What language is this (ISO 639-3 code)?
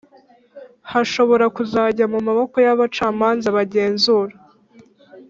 kin